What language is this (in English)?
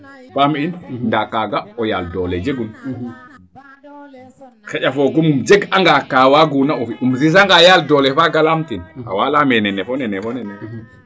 Serer